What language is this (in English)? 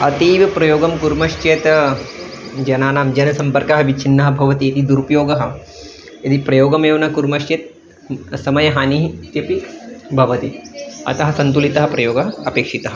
Sanskrit